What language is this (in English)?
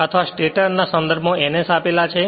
Gujarati